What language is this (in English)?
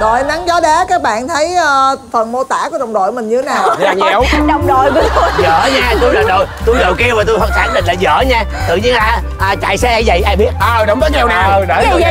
Vietnamese